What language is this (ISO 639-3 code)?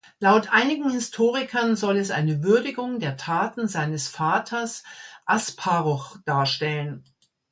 deu